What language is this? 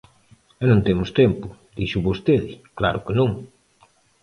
Galician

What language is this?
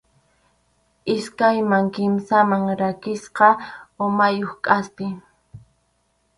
Arequipa-La Unión Quechua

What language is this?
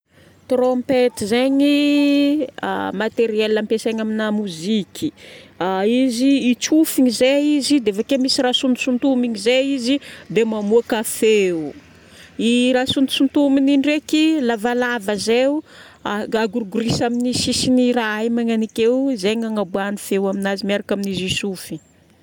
Northern Betsimisaraka Malagasy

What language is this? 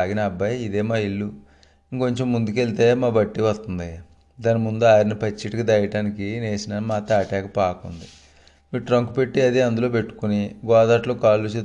Telugu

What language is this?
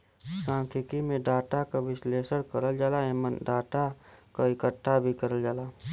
Bhojpuri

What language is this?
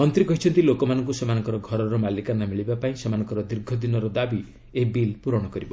Odia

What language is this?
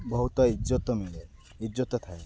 Odia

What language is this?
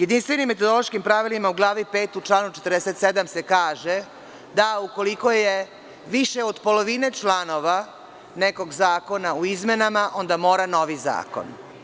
Serbian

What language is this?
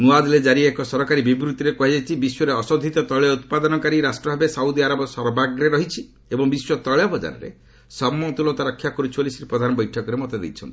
Odia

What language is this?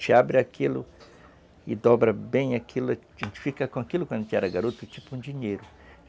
Portuguese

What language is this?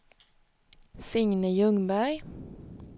Swedish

